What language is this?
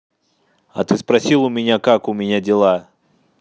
Russian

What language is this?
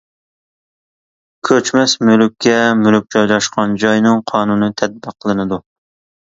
Uyghur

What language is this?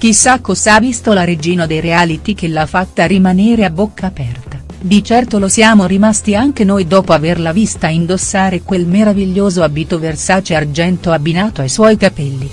Italian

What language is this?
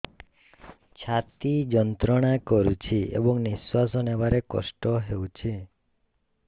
Odia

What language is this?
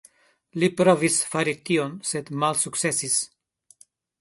Esperanto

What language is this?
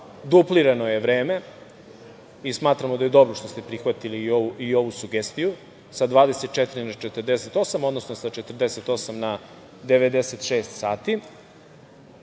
Serbian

